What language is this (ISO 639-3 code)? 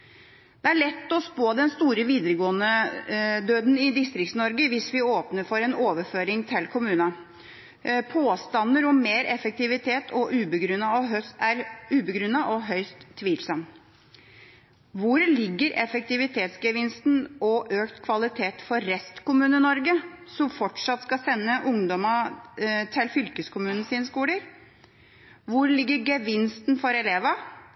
nob